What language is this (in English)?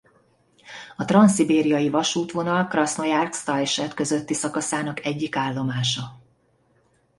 Hungarian